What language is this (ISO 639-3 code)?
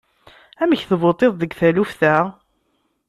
kab